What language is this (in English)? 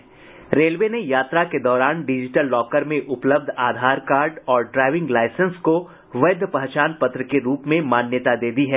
Hindi